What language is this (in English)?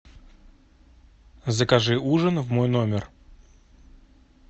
Russian